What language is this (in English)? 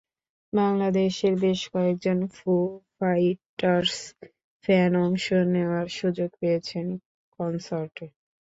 Bangla